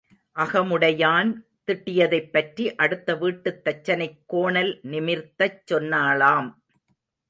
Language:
Tamil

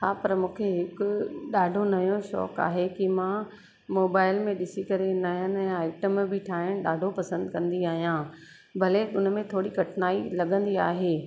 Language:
Sindhi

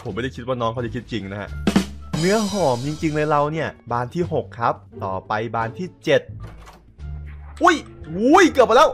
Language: Thai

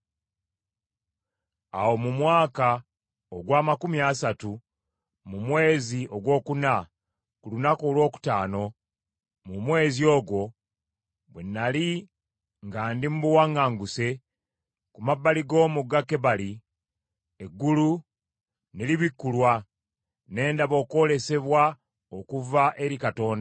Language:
Ganda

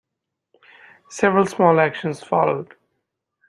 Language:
English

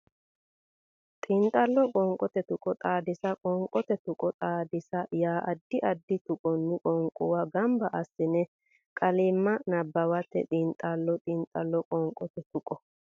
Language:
Sidamo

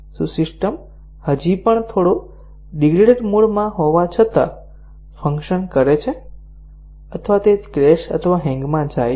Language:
Gujarati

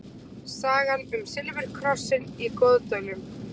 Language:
Icelandic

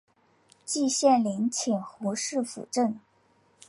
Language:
Chinese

